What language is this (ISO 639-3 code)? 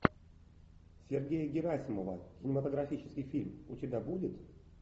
rus